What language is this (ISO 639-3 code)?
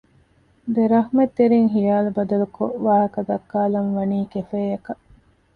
div